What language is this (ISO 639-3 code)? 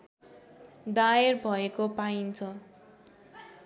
nep